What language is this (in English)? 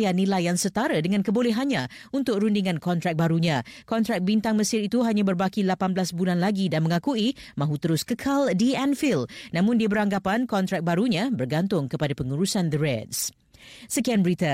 Malay